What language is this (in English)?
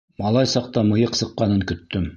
Bashkir